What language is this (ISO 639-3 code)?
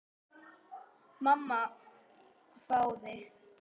isl